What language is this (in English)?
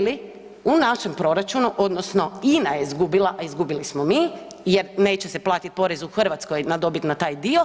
Croatian